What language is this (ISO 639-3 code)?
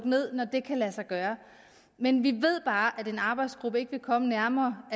dan